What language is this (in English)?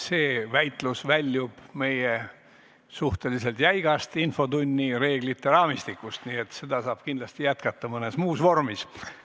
Estonian